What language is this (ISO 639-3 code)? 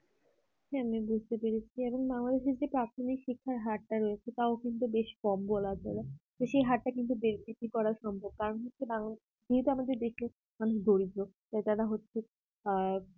ben